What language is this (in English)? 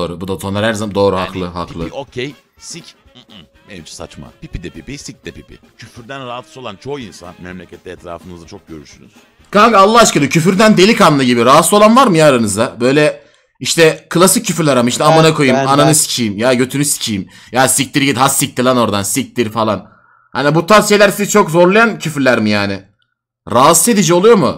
Turkish